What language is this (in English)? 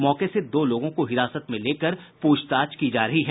Hindi